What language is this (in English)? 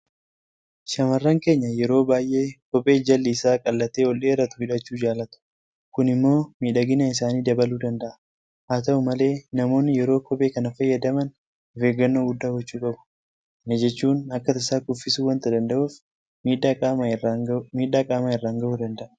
Oromo